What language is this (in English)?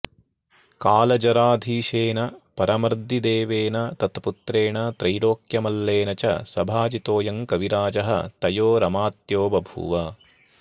Sanskrit